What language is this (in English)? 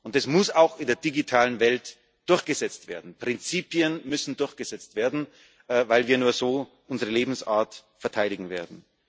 German